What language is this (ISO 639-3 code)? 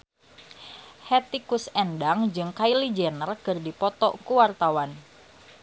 sun